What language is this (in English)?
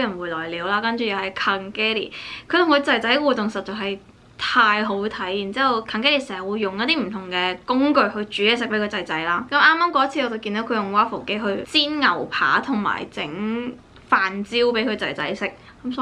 Chinese